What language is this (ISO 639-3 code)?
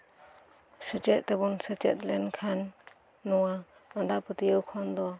sat